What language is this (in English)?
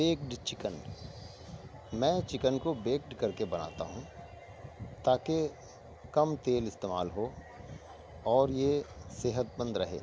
Urdu